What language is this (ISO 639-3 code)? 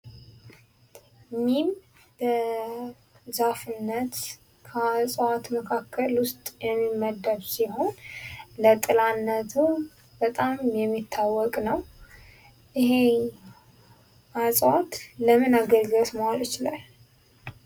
amh